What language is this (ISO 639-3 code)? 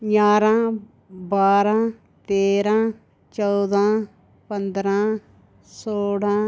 doi